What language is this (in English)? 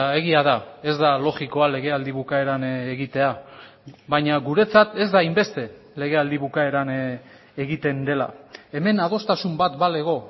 Basque